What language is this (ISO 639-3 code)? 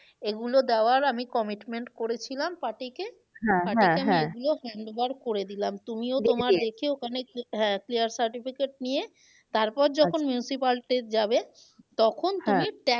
ben